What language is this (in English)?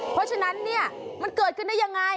Thai